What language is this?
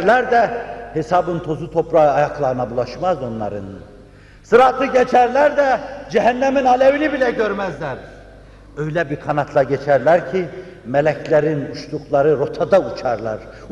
Turkish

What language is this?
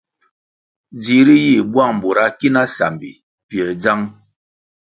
Kwasio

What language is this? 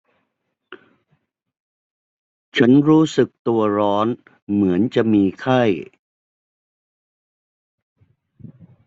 Thai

